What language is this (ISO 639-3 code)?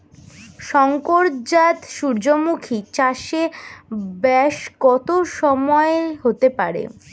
ben